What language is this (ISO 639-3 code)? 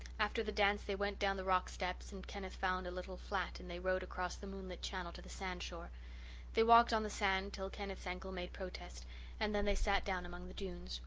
eng